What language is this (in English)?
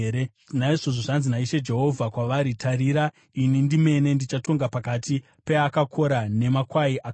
Shona